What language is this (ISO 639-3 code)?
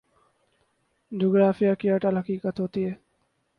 urd